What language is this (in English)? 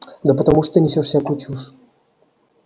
Russian